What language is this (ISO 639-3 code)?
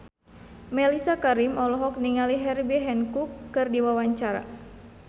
sun